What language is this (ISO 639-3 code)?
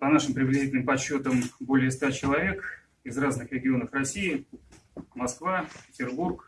rus